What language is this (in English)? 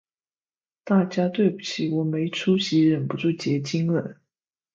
Chinese